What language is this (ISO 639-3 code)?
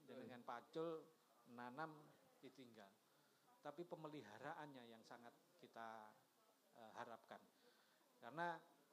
ind